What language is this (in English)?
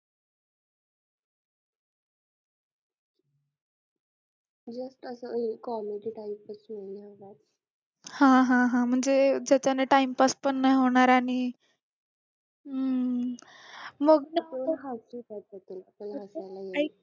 Marathi